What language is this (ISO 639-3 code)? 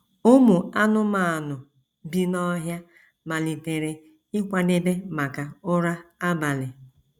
ibo